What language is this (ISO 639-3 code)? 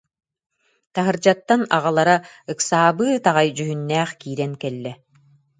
sah